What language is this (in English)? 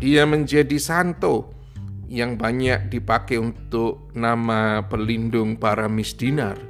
Indonesian